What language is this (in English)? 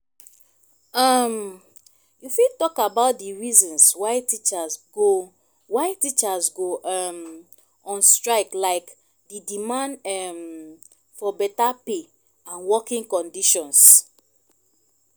Nigerian Pidgin